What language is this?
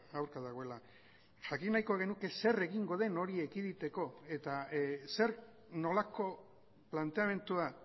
Basque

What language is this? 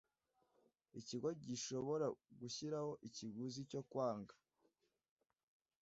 Kinyarwanda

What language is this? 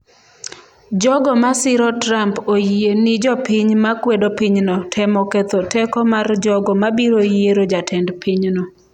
Luo (Kenya and Tanzania)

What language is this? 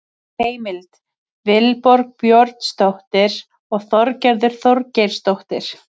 Icelandic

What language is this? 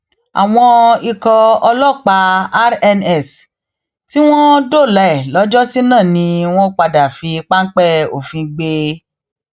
Yoruba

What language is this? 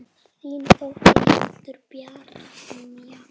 Icelandic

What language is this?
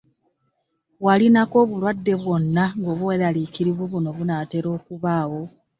Ganda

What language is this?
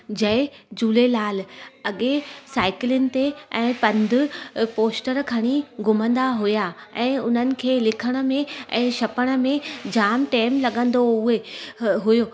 Sindhi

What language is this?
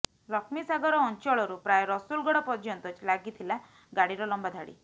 Odia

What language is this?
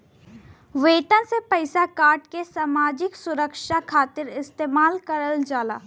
Bhojpuri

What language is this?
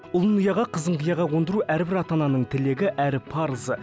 Kazakh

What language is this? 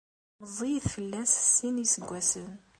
Kabyle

